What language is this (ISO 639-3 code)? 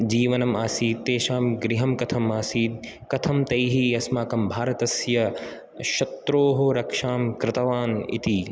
san